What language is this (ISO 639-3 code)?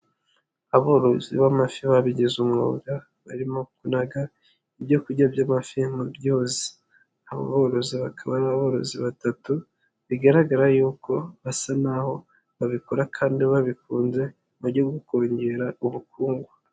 kin